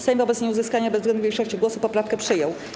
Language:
Polish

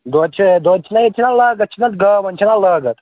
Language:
Kashmiri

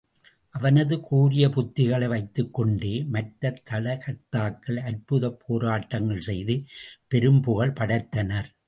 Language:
Tamil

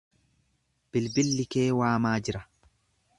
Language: Oromo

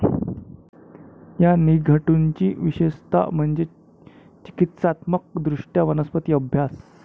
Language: Marathi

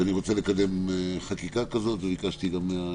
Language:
Hebrew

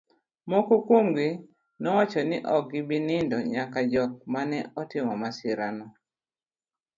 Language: Luo (Kenya and Tanzania)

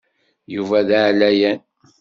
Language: Kabyle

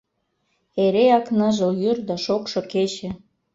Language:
Mari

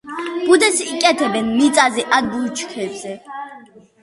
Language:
Georgian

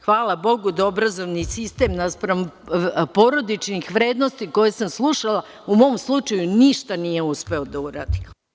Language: Serbian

